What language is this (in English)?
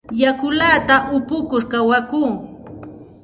Santa Ana de Tusi Pasco Quechua